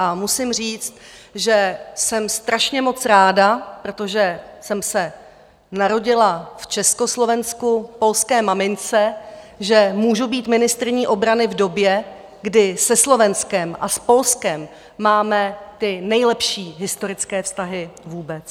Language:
Czech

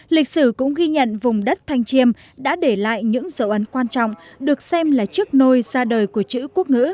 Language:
Vietnamese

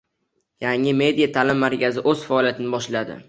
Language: Uzbek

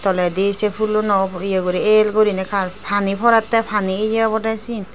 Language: Chakma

